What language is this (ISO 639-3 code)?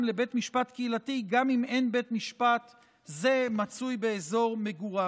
heb